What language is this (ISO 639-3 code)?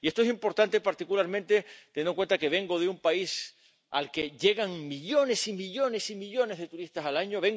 spa